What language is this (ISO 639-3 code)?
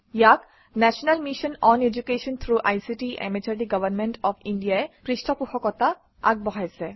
asm